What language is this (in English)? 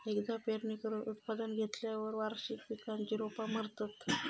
Marathi